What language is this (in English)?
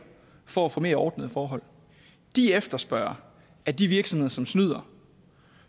Danish